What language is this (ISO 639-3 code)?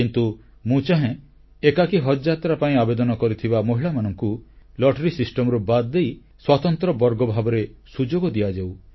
ori